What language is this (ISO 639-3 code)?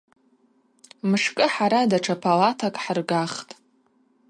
abq